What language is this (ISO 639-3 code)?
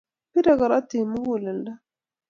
kln